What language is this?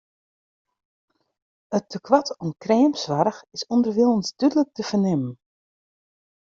Western Frisian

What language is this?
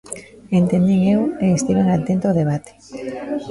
Galician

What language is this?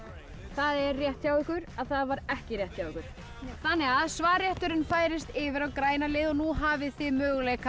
Icelandic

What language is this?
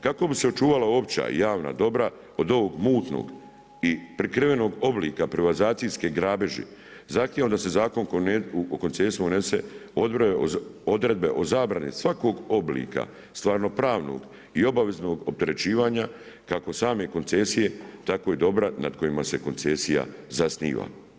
Croatian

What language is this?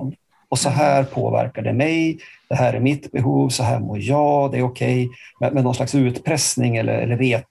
Swedish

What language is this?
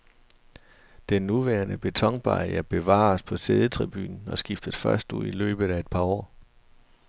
Danish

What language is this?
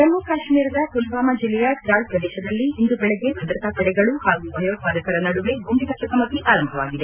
Kannada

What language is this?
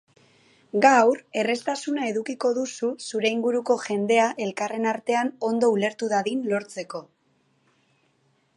Basque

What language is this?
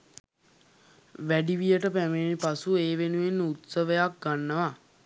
Sinhala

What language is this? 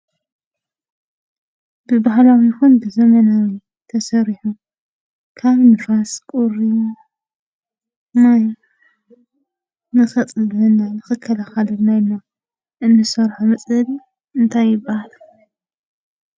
Tigrinya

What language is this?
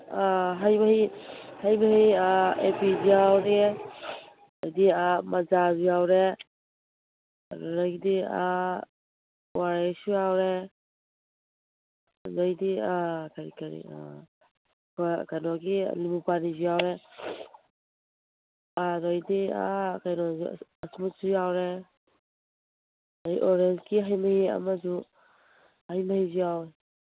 Manipuri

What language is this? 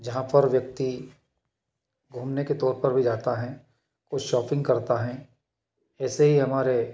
Hindi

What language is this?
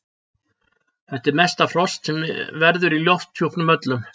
Icelandic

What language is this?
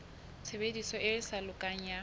Southern Sotho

